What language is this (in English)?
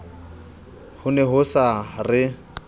Southern Sotho